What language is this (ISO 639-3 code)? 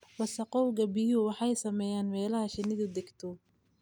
som